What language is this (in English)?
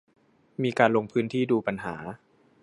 Thai